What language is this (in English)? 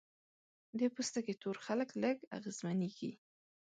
Pashto